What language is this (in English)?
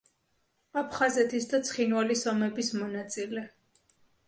Georgian